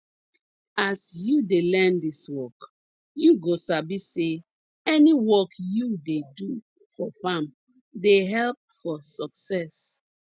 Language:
Nigerian Pidgin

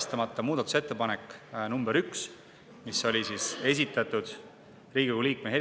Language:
Estonian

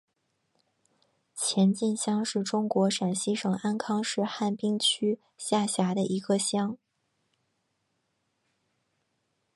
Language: Chinese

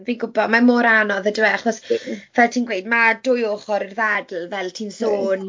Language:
Welsh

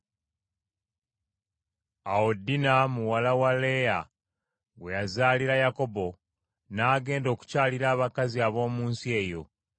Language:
Ganda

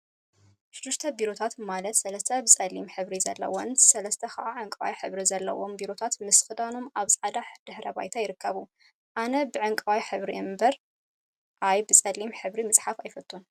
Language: Tigrinya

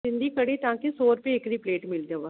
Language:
Sindhi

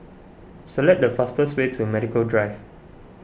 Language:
English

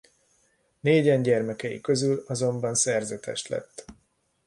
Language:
Hungarian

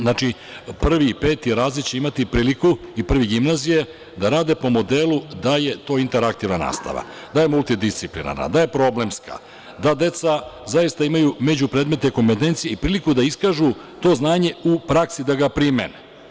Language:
Serbian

